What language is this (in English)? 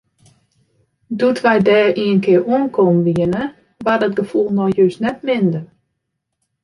Western Frisian